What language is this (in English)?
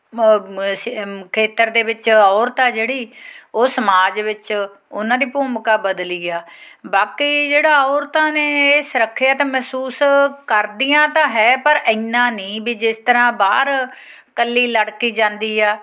Punjabi